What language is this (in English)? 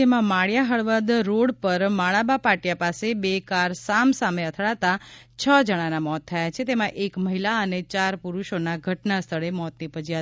Gujarati